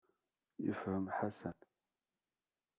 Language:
Kabyle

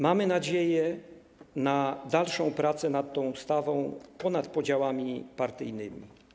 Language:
Polish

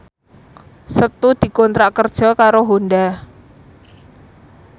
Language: Javanese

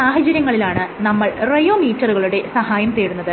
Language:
Malayalam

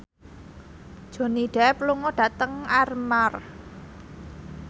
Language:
Javanese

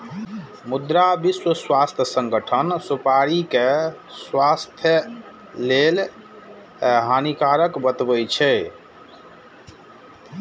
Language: Maithili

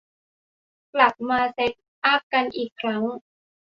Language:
Thai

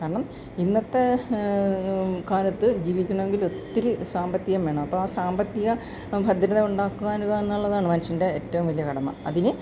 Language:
Malayalam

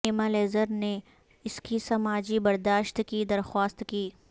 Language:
Urdu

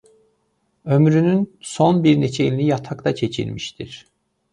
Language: Azerbaijani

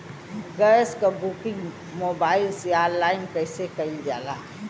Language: Bhojpuri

